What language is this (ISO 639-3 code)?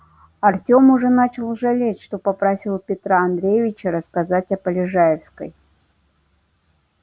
rus